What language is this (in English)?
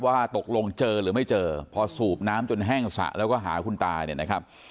Thai